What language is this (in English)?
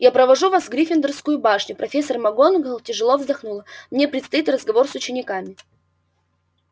Russian